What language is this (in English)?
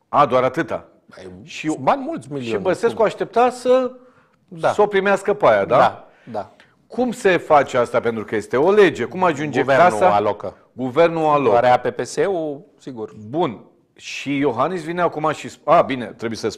Romanian